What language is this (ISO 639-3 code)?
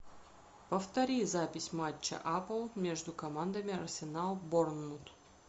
rus